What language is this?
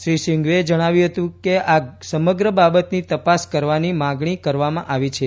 Gujarati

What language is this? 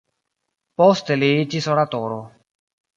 Esperanto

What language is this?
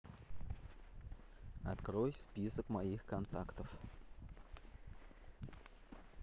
Russian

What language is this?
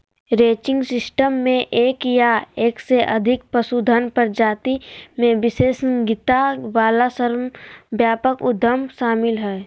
Magahi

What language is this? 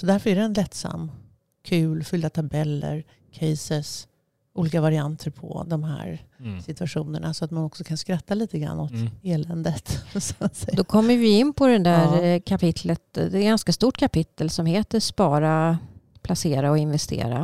Swedish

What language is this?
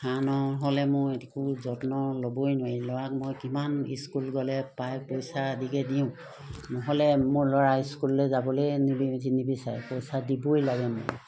Assamese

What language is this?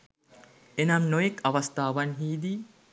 Sinhala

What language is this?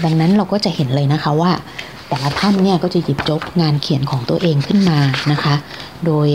Thai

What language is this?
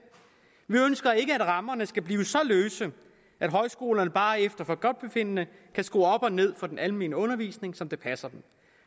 Danish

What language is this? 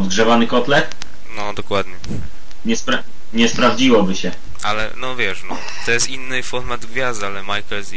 Polish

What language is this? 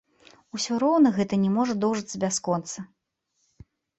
Belarusian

